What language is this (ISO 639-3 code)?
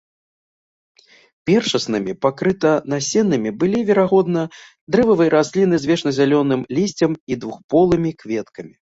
bel